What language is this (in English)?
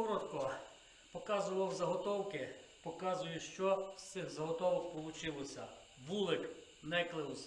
Ukrainian